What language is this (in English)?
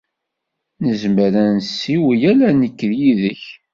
Kabyle